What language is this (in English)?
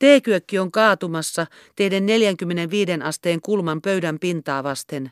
Finnish